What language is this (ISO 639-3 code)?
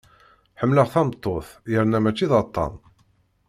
kab